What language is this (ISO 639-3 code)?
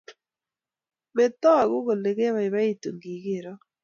kln